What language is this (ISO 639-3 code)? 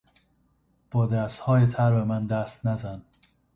fas